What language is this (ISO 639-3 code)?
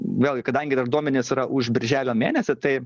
lit